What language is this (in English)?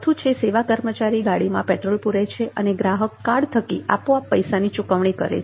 Gujarati